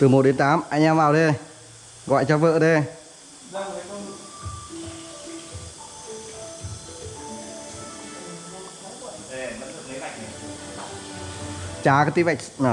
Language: Vietnamese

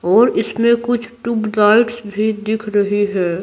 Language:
Hindi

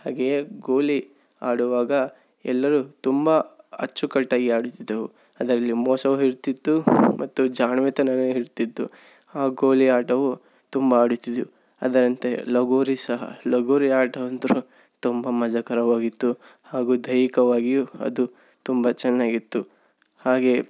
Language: Kannada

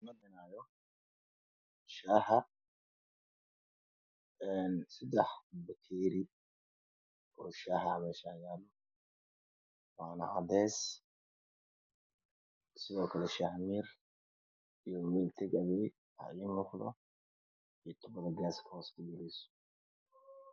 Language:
Somali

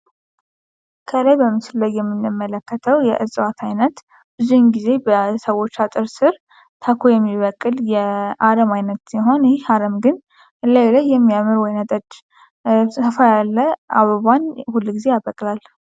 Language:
Amharic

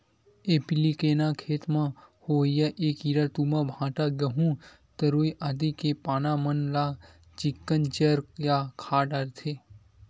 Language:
Chhattisgarhi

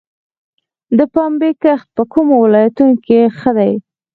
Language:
Pashto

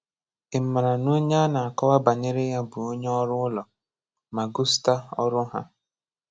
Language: Igbo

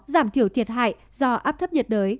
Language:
Vietnamese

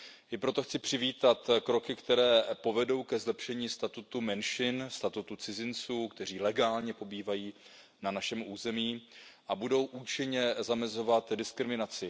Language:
Czech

